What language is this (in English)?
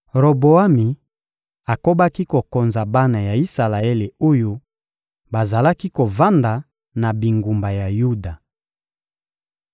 Lingala